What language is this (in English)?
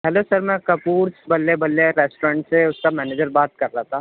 Urdu